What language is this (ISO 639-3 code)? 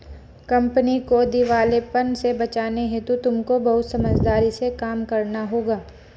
hin